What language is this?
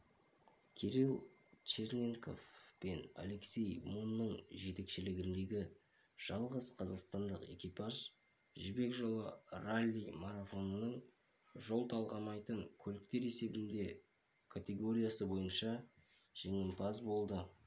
Kazakh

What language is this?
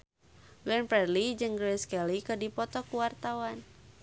Sundanese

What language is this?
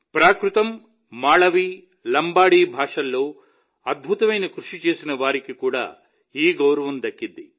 Telugu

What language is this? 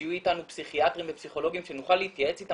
Hebrew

